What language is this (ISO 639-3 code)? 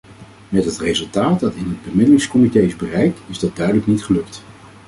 nld